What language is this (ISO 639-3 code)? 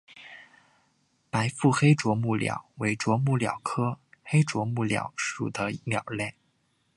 zho